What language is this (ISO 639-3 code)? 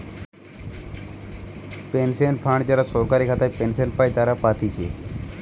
ben